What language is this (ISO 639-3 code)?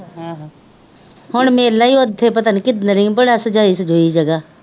pan